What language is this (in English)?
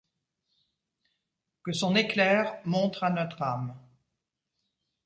French